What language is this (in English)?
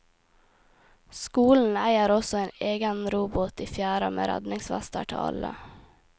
Norwegian